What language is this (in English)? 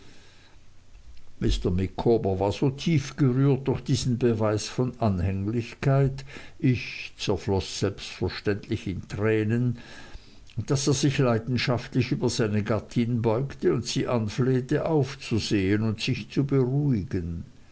German